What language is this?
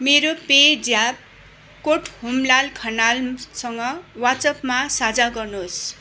Nepali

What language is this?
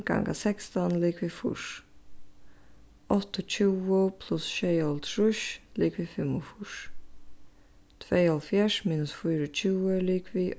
Faroese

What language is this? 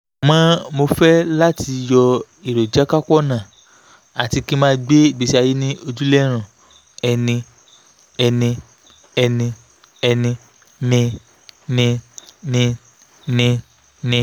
Yoruba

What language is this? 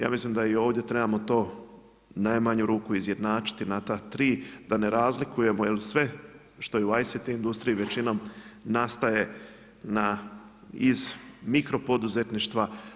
Croatian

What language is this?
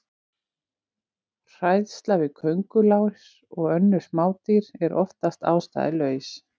Icelandic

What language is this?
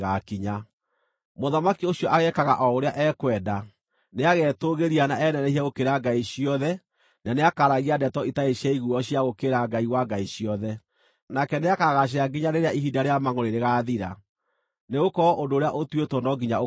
Kikuyu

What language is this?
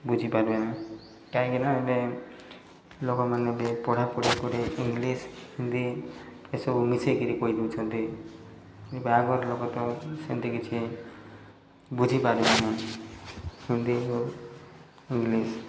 Odia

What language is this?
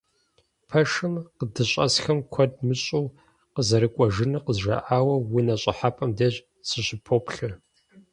Kabardian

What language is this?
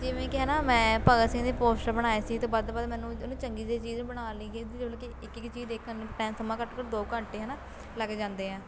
Punjabi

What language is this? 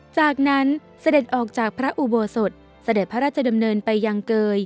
Thai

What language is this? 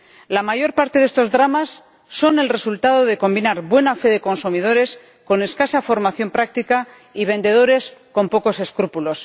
Spanish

